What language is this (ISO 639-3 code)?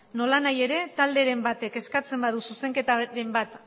eus